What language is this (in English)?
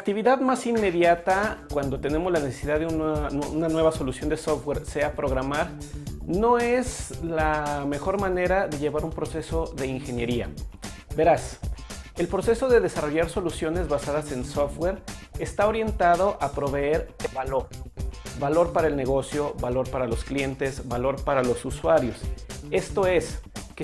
Spanish